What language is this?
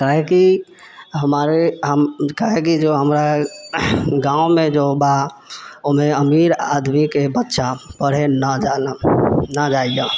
Maithili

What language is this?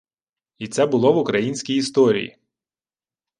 Ukrainian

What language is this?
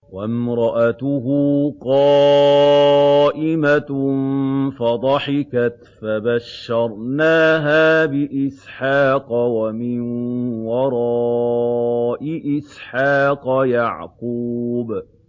Arabic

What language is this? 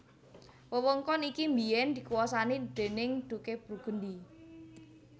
Javanese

